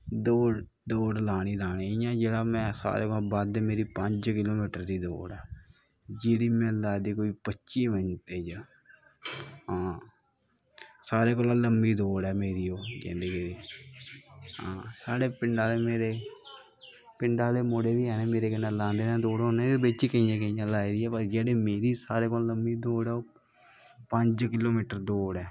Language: Dogri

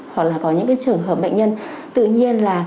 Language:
Vietnamese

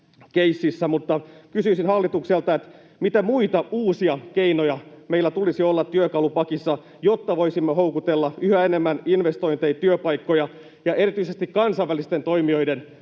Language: Finnish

